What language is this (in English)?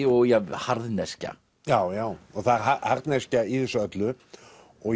Icelandic